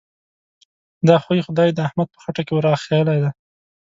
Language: Pashto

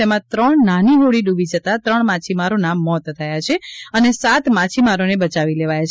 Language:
Gujarati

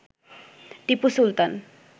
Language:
Bangla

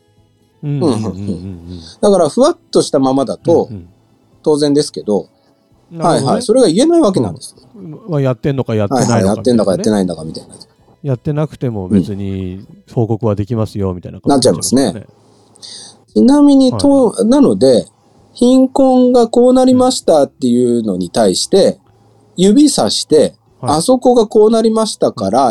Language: Japanese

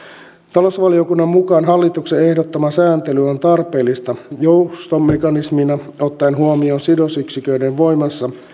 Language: Finnish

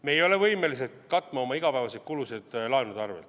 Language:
Estonian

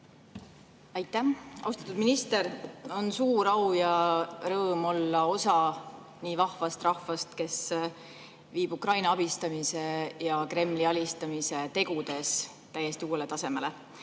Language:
Estonian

